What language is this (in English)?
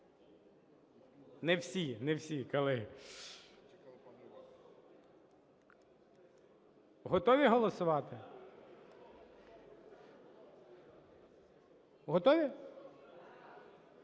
Ukrainian